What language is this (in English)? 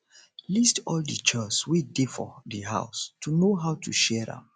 Nigerian Pidgin